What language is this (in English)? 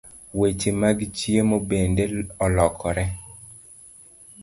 Luo (Kenya and Tanzania)